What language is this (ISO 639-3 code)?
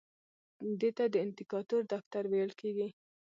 pus